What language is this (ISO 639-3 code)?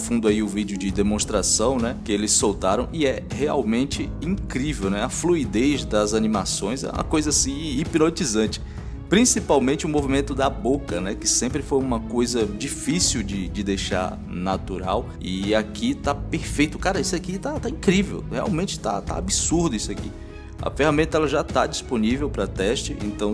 por